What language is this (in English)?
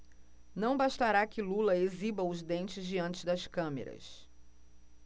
Portuguese